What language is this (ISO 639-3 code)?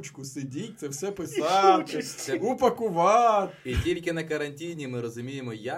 ukr